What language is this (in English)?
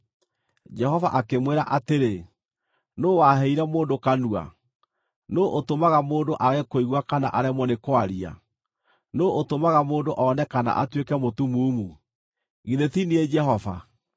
Kikuyu